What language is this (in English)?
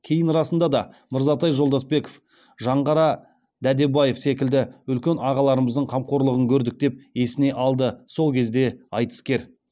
Kazakh